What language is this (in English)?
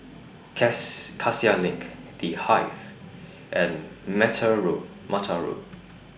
English